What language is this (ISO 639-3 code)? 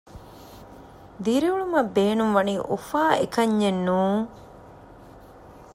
div